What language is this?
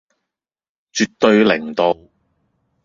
Cantonese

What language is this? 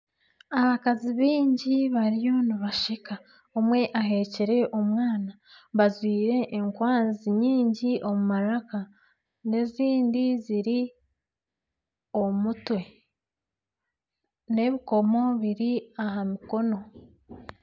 Nyankole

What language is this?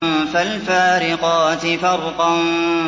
Arabic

